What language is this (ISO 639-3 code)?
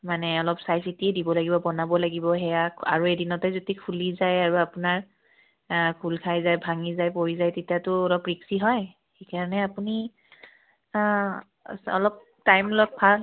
asm